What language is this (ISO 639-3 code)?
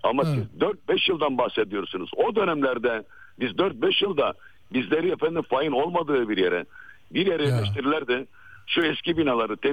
tur